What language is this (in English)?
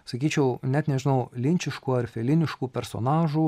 Lithuanian